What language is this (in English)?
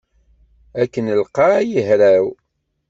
Kabyle